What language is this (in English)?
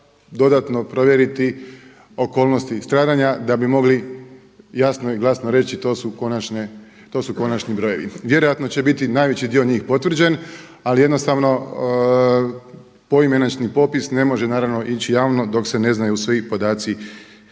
Croatian